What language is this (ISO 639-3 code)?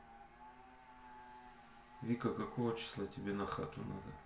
rus